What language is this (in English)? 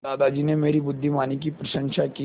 Hindi